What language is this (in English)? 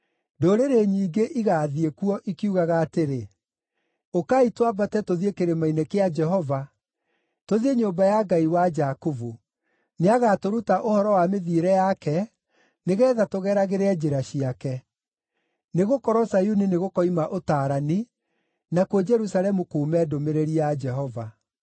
Kikuyu